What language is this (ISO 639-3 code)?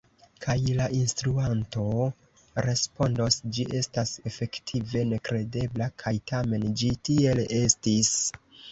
epo